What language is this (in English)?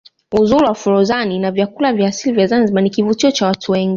Swahili